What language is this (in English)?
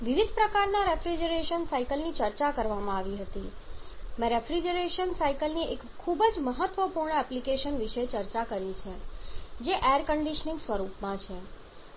Gujarati